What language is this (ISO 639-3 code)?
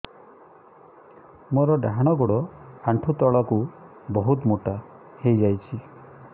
ori